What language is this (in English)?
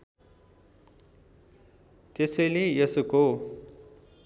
Nepali